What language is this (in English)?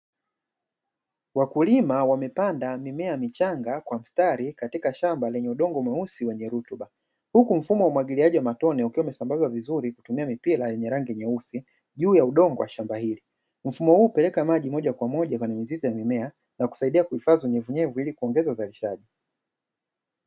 Swahili